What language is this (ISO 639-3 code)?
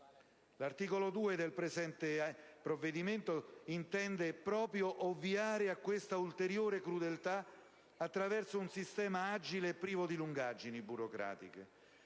ita